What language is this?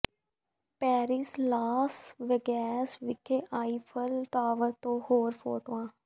Punjabi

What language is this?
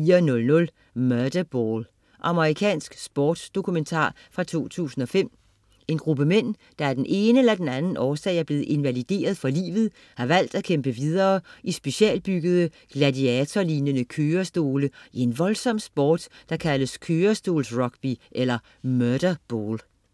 Danish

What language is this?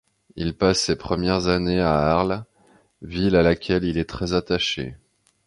French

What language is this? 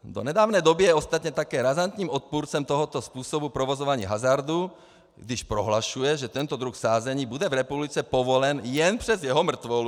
Czech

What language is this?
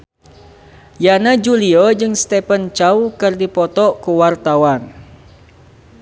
Sundanese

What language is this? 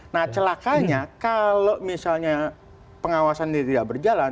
Indonesian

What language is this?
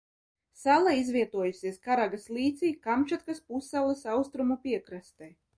Latvian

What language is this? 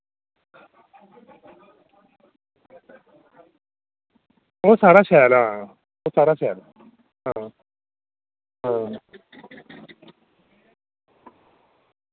Dogri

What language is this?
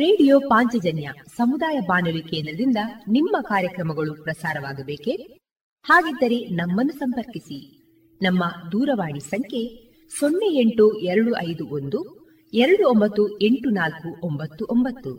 Kannada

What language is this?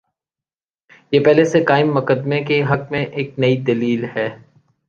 Urdu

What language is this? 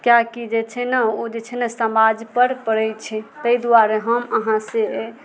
Maithili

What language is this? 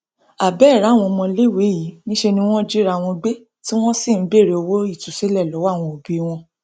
Yoruba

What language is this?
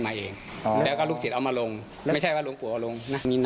Thai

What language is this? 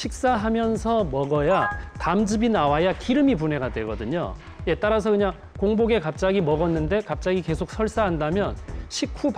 Korean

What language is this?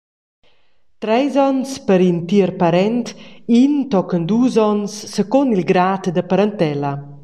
Romansh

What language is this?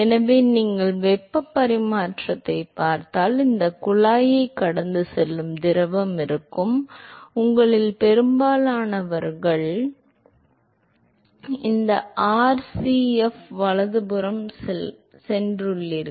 Tamil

